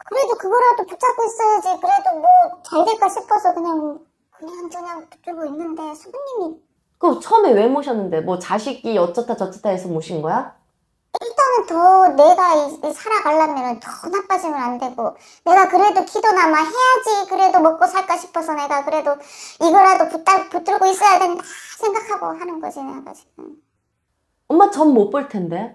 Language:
Korean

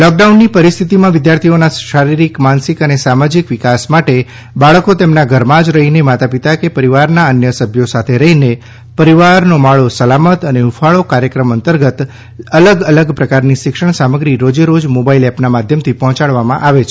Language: Gujarati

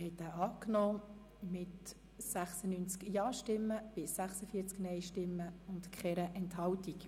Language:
Swiss German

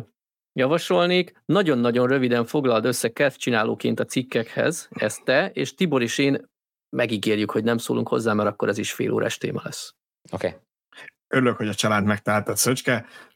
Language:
Hungarian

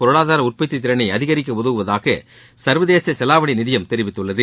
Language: Tamil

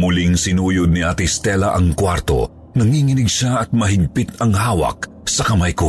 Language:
Filipino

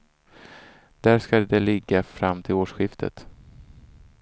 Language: Swedish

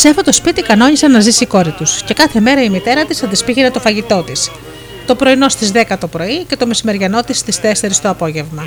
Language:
Greek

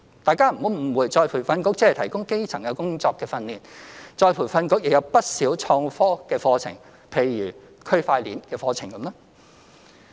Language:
Cantonese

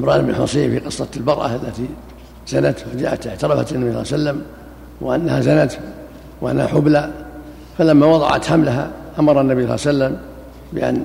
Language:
Arabic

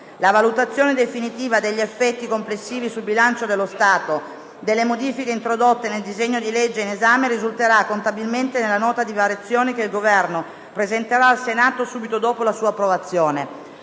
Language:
Italian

